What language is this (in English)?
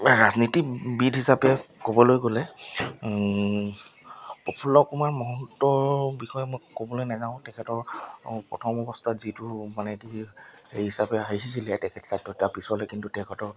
Assamese